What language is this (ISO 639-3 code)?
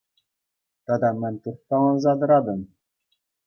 chv